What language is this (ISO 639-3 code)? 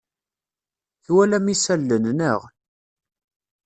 kab